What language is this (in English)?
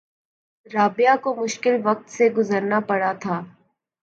Urdu